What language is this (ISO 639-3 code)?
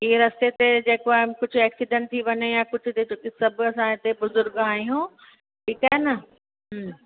snd